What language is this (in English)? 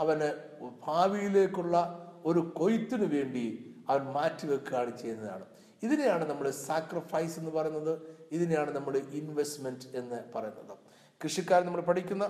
Malayalam